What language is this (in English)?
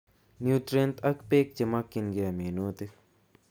Kalenjin